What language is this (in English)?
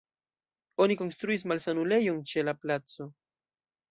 Esperanto